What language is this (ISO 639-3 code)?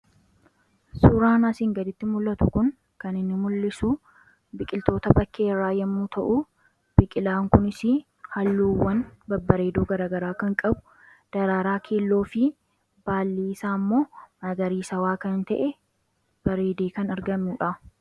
orm